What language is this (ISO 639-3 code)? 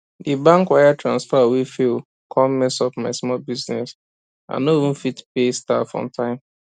pcm